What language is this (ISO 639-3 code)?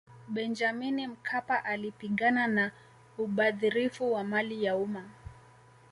swa